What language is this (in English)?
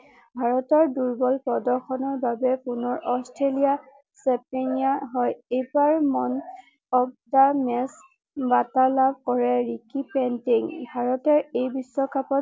Assamese